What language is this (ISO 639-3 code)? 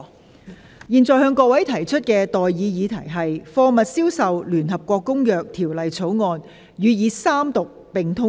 yue